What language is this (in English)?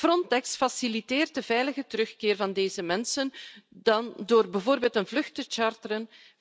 Dutch